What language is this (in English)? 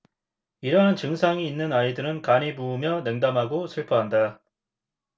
Korean